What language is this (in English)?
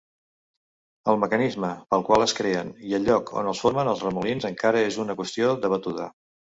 Catalan